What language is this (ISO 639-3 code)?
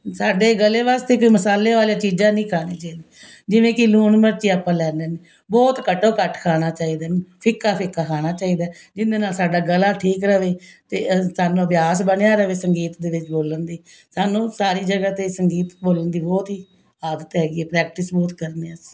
pan